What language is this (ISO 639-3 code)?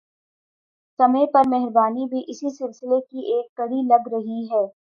urd